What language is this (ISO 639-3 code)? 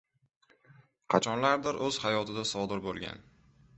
uzb